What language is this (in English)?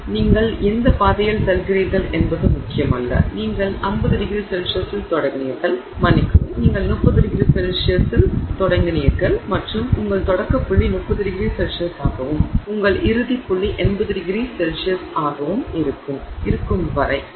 Tamil